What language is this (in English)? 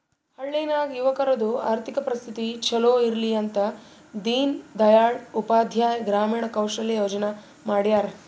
Kannada